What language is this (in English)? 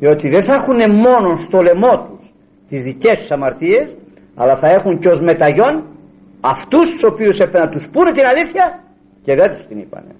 Greek